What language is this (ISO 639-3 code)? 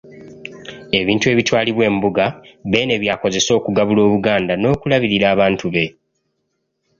lug